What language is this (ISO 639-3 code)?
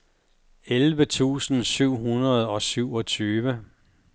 dan